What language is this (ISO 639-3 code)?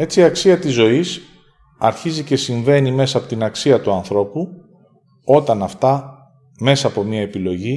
ell